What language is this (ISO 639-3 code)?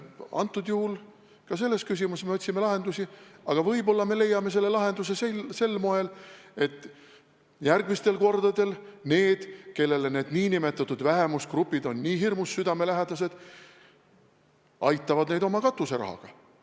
est